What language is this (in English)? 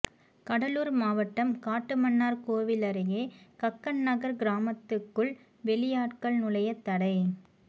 Tamil